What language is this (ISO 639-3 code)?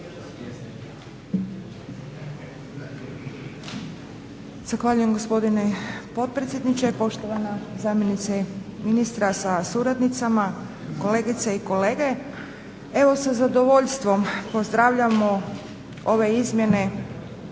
hrv